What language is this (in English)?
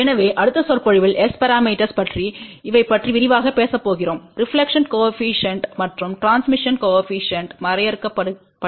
Tamil